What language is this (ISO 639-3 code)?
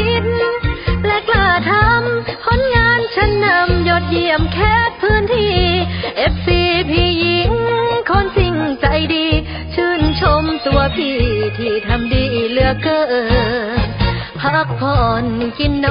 tha